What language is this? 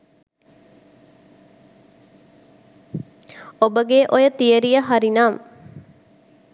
Sinhala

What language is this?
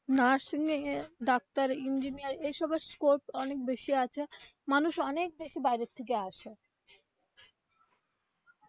Bangla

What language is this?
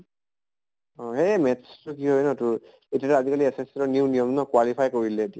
Assamese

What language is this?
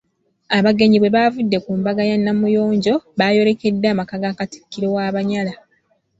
Ganda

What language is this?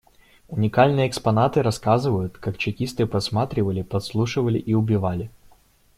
Russian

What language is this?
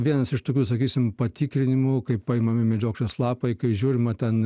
Lithuanian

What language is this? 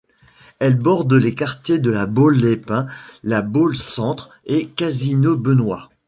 French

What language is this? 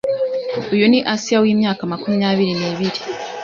Kinyarwanda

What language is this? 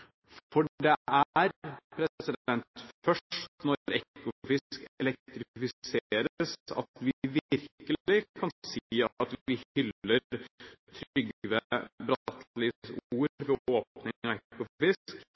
Norwegian Bokmål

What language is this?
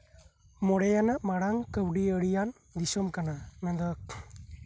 Santali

